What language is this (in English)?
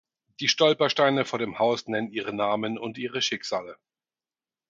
German